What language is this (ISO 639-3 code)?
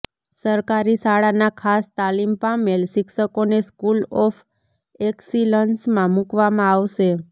guj